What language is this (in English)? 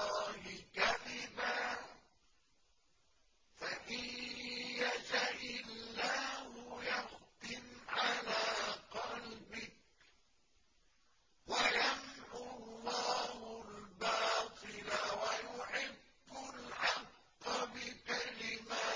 Arabic